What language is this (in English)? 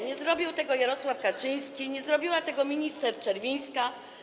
Polish